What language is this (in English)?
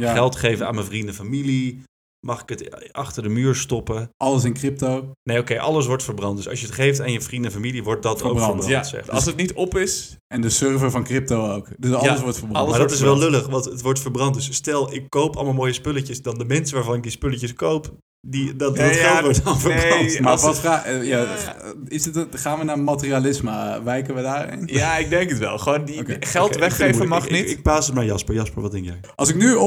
Dutch